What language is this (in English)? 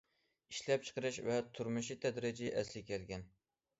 Uyghur